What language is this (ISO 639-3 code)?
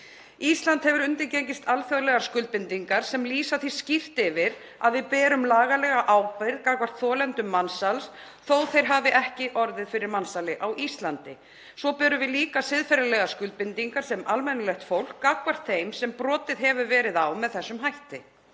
isl